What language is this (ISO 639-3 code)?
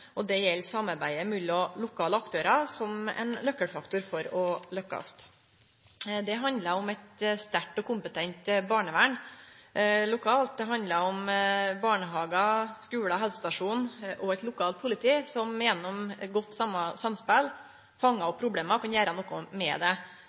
nno